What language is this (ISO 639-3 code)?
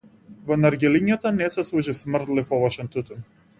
mkd